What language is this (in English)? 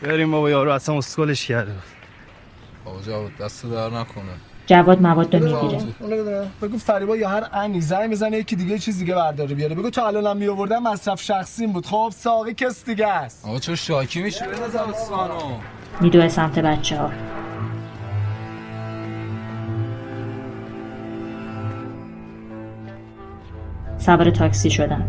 Persian